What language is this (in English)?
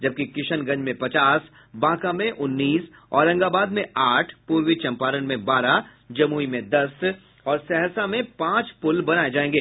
Hindi